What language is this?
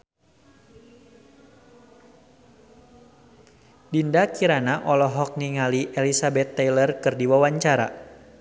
Sundanese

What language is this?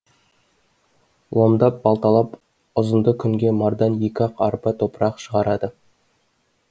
Kazakh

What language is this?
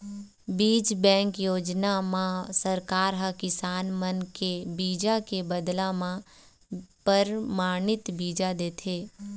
Chhattisgarhi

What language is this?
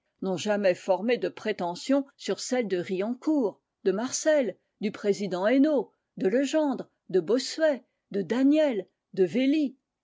French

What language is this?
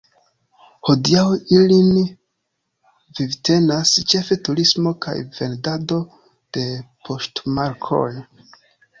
Esperanto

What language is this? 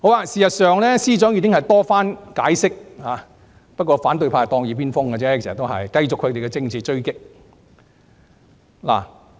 Cantonese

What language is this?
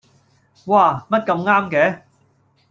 Cantonese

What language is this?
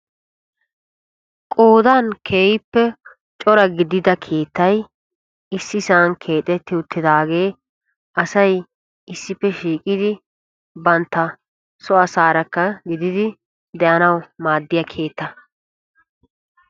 Wolaytta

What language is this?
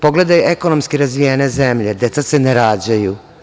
Serbian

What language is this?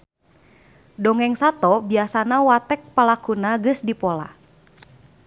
Sundanese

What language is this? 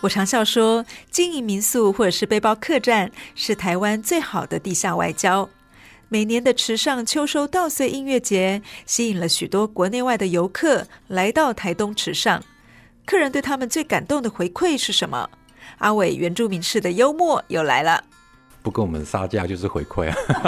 Chinese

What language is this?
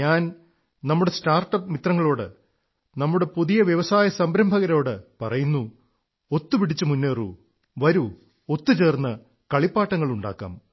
Malayalam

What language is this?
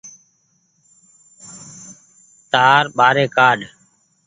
Goaria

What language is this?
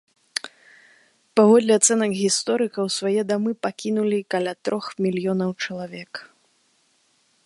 Belarusian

